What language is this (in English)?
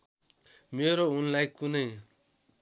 Nepali